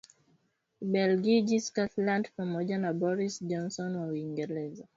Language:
Swahili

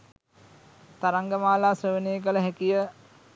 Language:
Sinhala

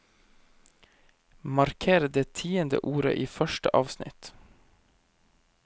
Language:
Norwegian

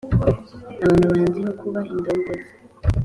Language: Kinyarwanda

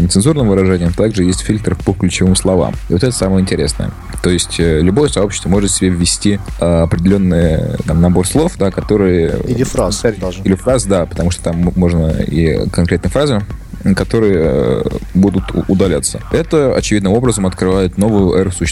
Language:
Russian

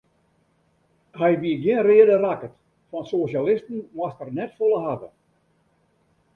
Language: Western Frisian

